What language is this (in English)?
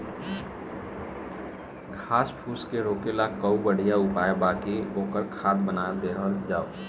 Bhojpuri